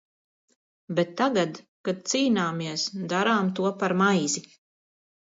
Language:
Latvian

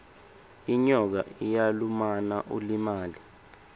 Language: Swati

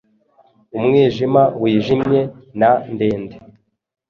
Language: Kinyarwanda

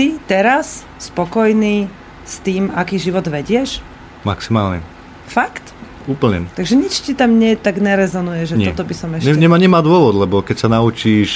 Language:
Slovak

